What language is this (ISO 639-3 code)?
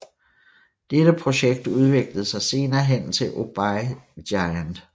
dan